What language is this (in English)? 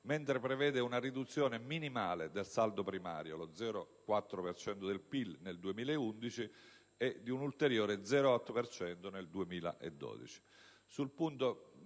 Italian